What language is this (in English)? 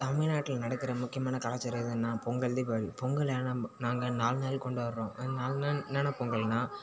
Tamil